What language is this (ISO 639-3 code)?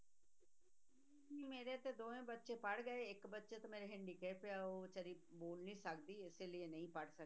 pan